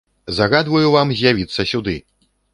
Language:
Belarusian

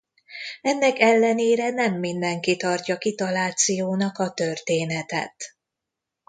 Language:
Hungarian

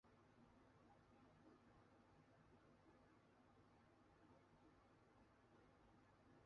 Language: Chinese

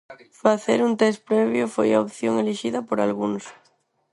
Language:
Galician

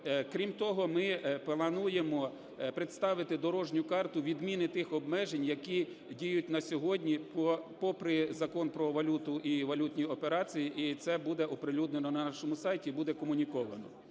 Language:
Ukrainian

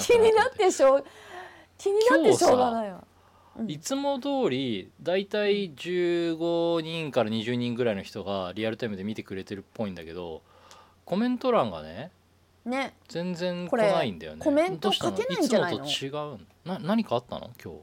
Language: Japanese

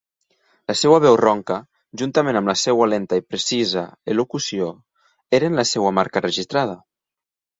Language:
Catalan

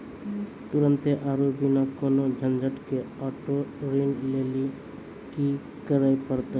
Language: Maithili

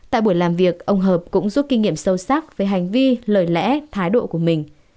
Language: Vietnamese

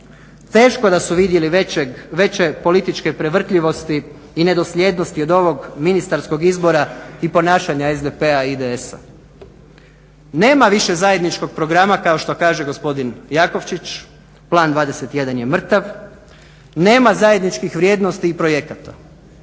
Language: Croatian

